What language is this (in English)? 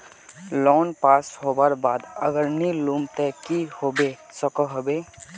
Magahi